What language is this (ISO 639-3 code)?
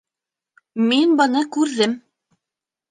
bak